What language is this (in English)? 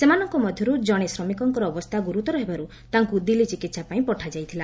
Odia